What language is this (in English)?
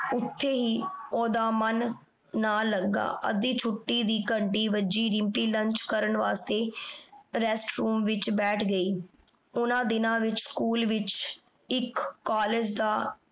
Punjabi